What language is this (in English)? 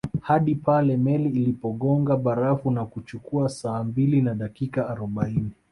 Swahili